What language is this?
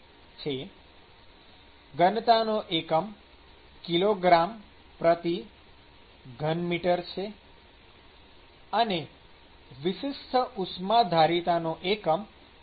Gujarati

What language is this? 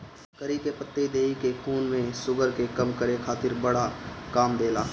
Bhojpuri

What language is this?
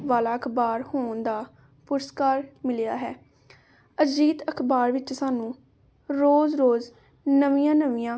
Punjabi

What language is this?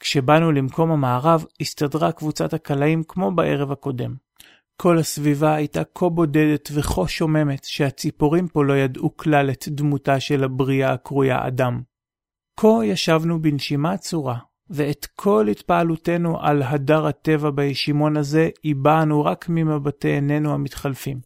Hebrew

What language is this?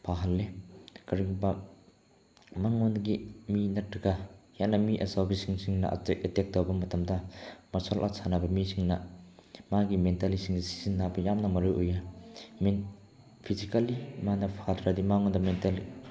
Manipuri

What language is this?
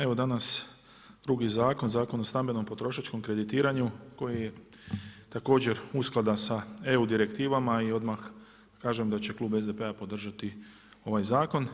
Croatian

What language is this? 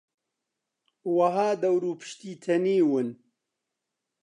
Central Kurdish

